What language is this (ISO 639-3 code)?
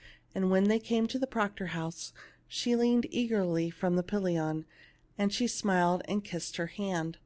eng